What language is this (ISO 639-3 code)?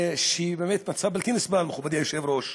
heb